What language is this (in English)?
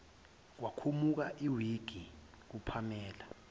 Zulu